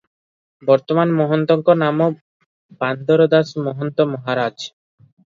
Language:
Odia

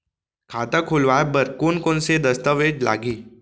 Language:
Chhattisgarhi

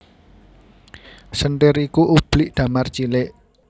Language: Javanese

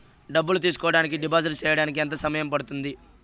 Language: Telugu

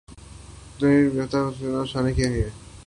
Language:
Urdu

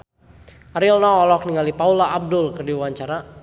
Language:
Sundanese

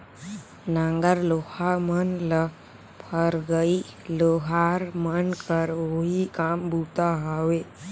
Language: Chhattisgarhi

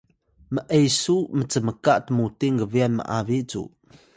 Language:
Atayal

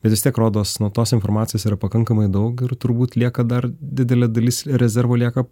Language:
Lithuanian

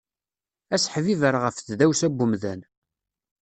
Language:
Kabyle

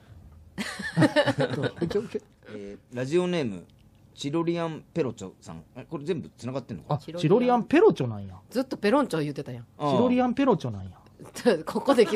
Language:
Japanese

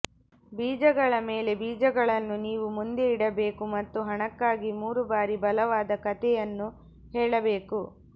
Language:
Kannada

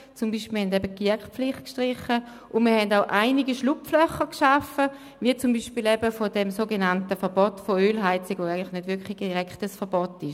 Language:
Swiss German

